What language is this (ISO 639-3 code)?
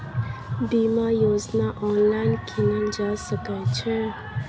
mai